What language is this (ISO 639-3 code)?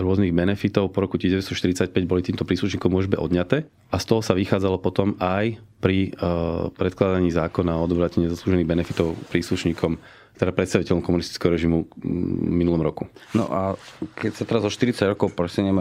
slk